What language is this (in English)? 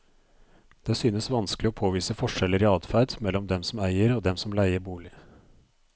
Norwegian